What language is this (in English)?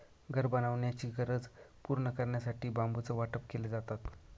Marathi